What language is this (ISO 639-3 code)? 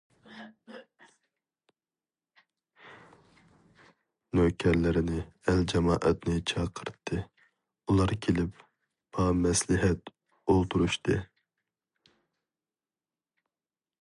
uig